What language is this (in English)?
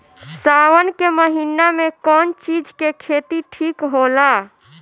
Bhojpuri